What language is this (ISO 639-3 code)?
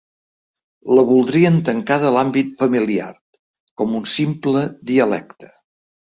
cat